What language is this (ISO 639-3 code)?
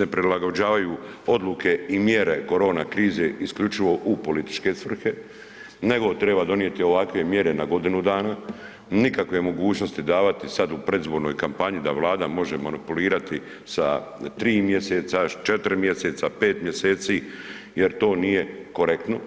hrv